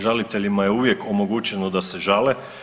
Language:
Croatian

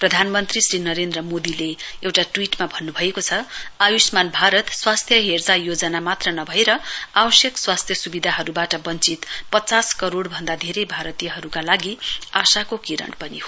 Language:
Nepali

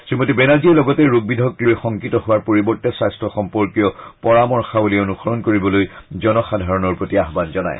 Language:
Assamese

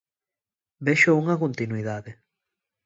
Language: Galician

